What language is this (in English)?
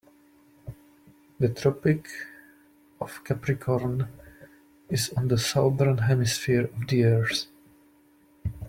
English